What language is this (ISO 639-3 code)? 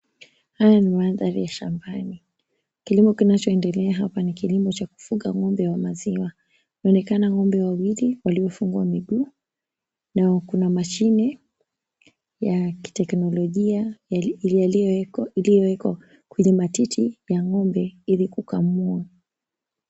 swa